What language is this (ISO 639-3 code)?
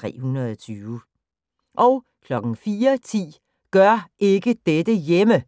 dan